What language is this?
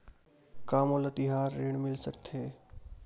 Chhattisgarhi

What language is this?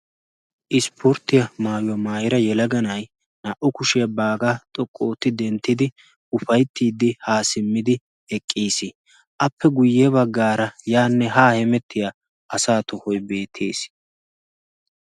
Wolaytta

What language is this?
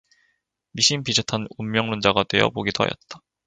Korean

